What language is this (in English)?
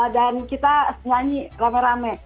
Indonesian